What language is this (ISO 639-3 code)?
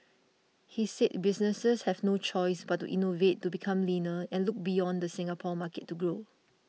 eng